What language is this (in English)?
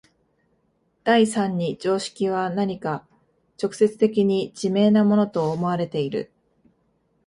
Japanese